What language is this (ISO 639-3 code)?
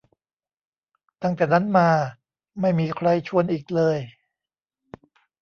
tha